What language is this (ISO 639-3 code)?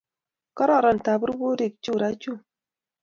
kln